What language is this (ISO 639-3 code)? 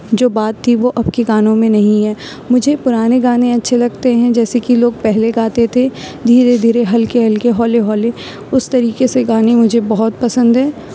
urd